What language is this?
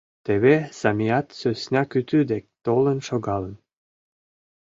Mari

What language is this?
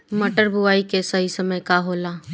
Bhojpuri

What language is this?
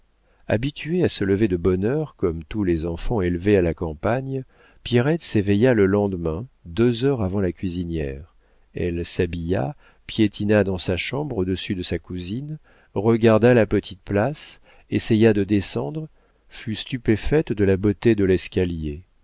French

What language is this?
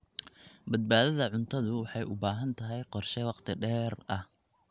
Somali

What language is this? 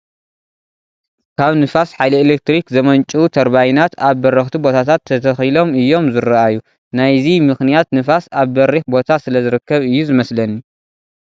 Tigrinya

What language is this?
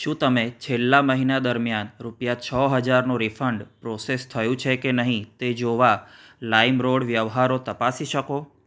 Gujarati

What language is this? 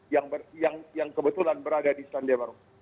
Indonesian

